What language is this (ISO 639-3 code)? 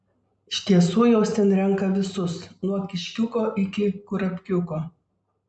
lit